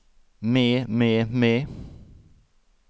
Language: Norwegian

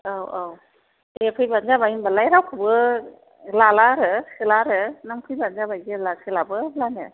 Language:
Bodo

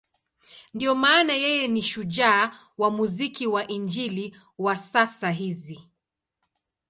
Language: Swahili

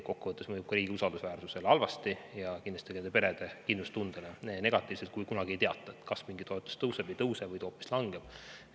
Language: Estonian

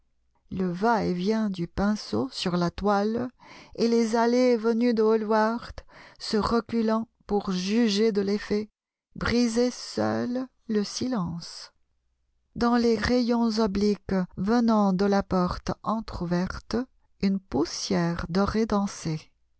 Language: French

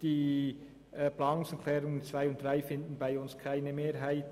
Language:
Swiss German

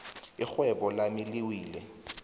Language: South Ndebele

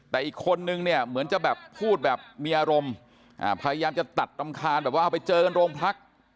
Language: Thai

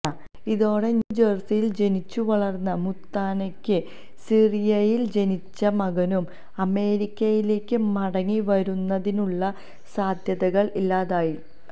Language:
Malayalam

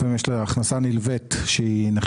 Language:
Hebrew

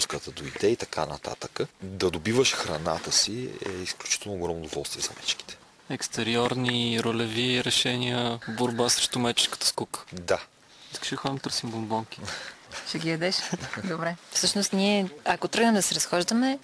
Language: Bulgarian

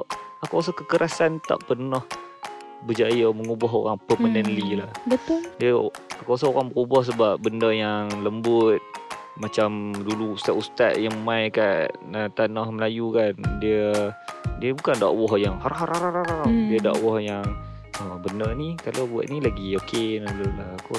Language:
Malay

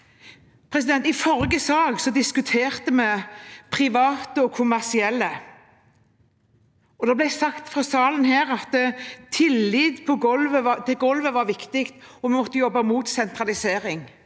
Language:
Norwegian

